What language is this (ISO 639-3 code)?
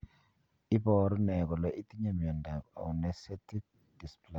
kln